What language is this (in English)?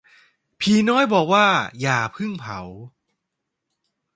Thai